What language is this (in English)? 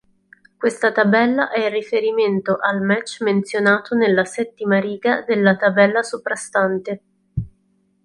Italian